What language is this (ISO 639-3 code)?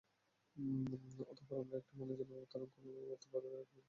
ben